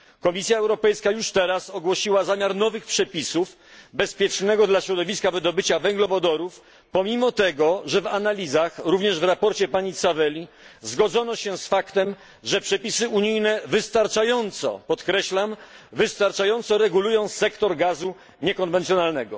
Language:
Polish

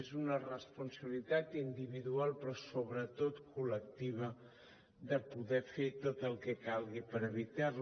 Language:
Catalan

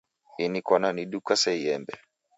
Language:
Taita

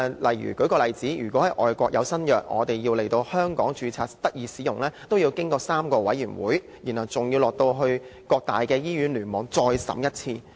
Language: Cantonese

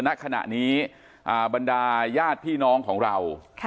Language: Thai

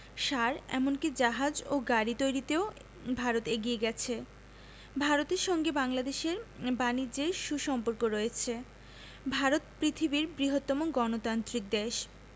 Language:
Bangla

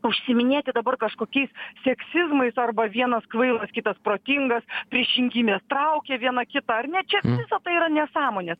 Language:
Lithuanian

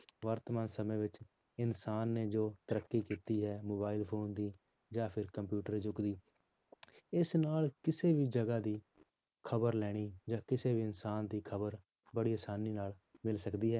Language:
Punjabi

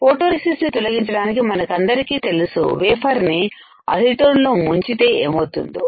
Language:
Telugu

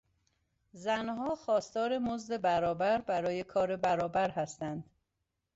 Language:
Persian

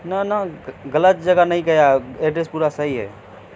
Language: Urdu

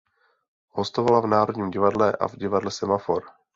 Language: Czech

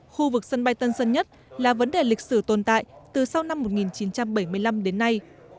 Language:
Vietnamese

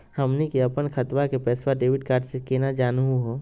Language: Magahi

